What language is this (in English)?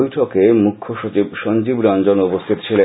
Bangla